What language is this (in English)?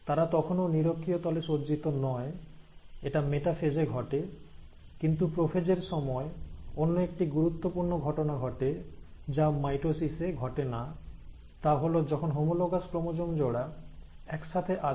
Bangla